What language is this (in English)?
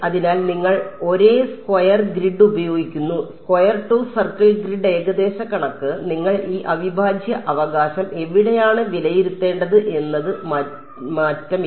Malayalam